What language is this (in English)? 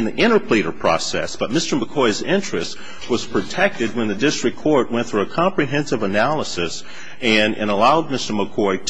English